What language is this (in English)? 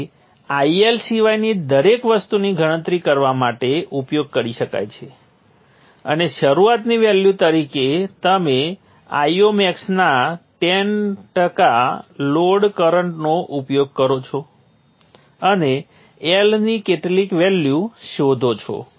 Gujarati